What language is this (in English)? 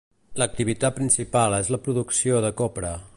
Catalan